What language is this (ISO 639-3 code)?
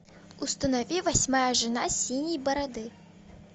rus